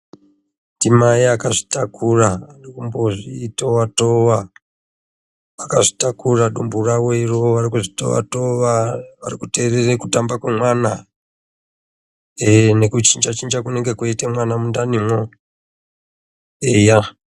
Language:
Ndau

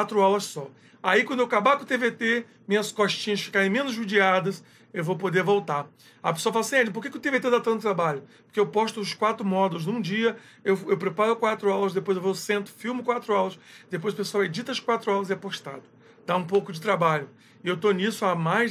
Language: Portuguese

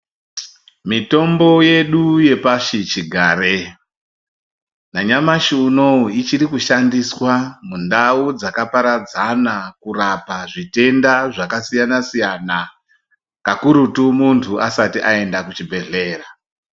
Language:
Ndau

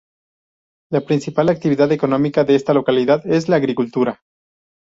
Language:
Spanish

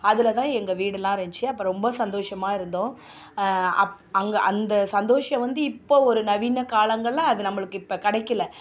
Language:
Tamil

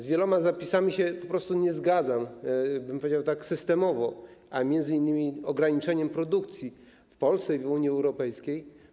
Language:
Polish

